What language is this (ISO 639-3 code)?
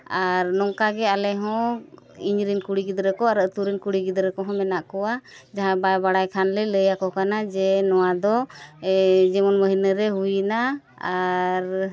sat